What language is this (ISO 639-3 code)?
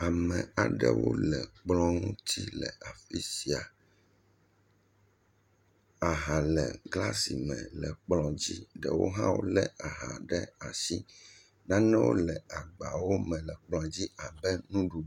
ewe